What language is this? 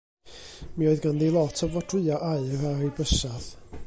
Welsh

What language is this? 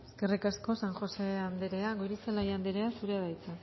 Basque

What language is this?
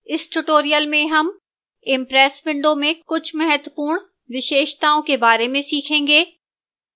Hindi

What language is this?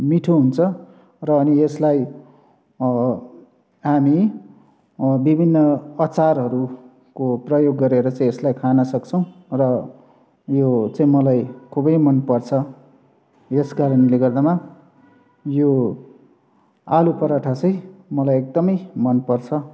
Nepali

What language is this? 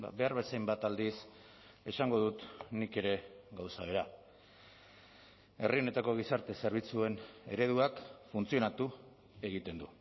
Basque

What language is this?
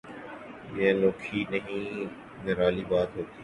Urdu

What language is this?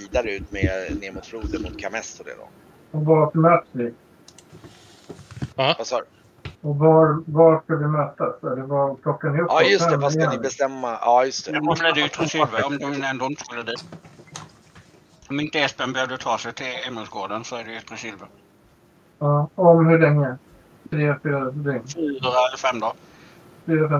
Swedish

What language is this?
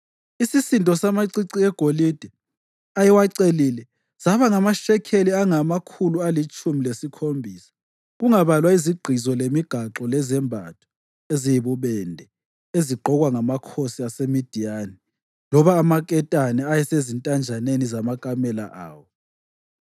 North Ndebele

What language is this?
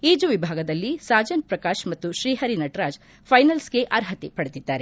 Kannada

